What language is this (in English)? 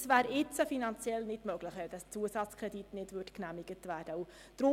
Swiss German